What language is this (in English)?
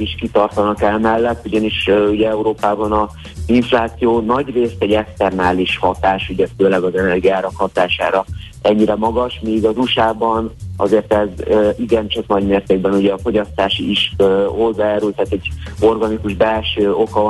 Hungarian